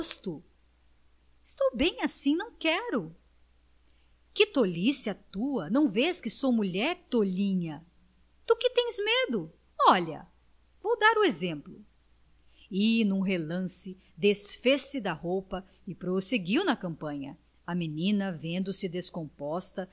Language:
Portuguese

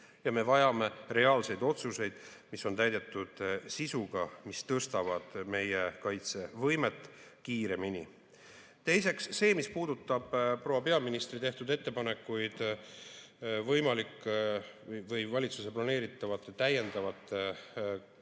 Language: Estonian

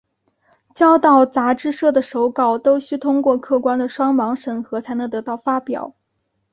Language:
Chinese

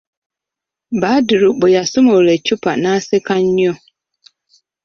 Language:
Ganda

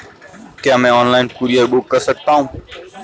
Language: Hindi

